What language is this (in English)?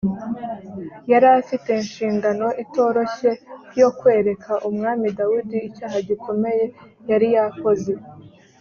Kinyarwanda